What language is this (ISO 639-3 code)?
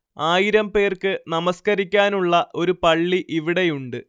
mal